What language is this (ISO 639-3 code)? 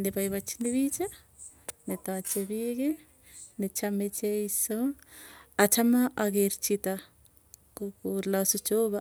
tuy